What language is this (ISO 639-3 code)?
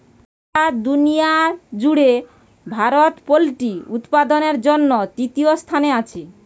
ben